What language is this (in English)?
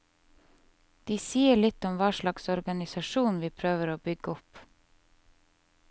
Norwegian